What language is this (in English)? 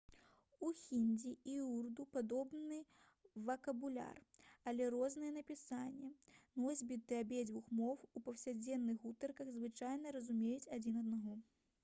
Belarusian